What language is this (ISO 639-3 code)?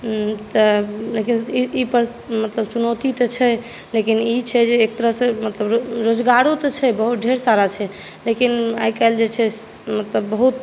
mai